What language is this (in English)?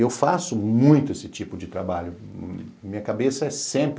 Portuguese